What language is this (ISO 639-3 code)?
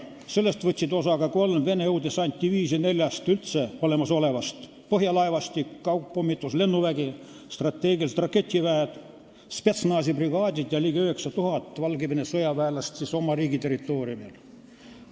est